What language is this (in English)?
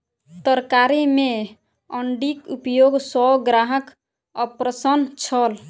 Maithili